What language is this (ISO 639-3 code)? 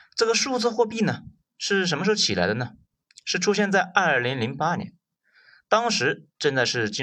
zho